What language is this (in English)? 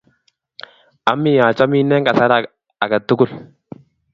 Kalenjin